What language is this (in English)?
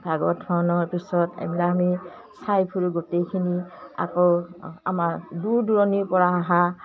Assamese